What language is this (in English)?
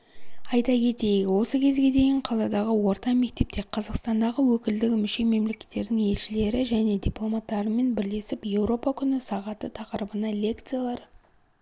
Kazakh